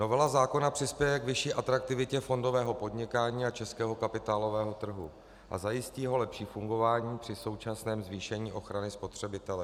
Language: Czech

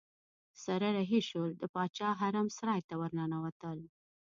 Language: Pashto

